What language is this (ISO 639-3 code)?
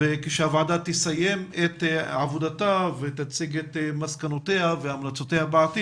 heb